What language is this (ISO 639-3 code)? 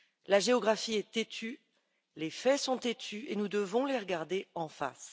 fra